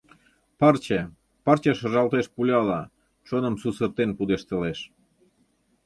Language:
Mari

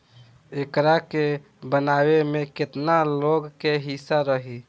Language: Bhojpuri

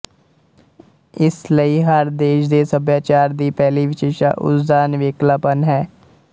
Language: Punjabi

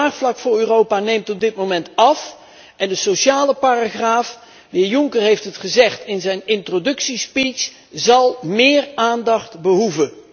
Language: Dutch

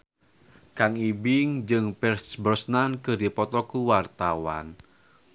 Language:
Sundanese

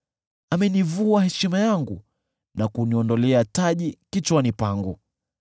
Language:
Swahili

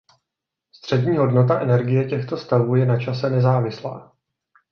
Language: Czech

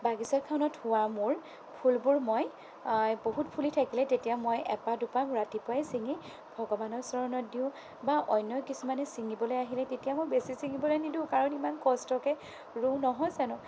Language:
Assamese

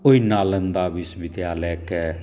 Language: Maithili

